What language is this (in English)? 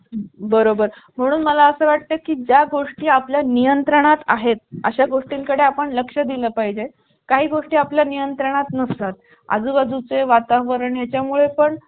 Marathi